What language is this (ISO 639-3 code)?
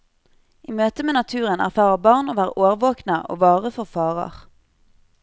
nor